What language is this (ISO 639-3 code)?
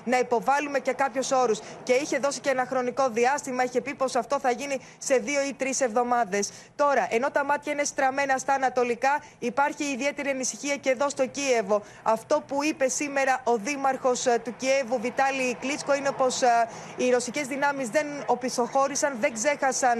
ell